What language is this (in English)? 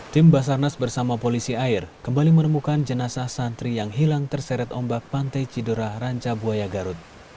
Indonesian